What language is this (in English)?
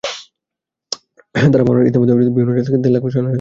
Bangla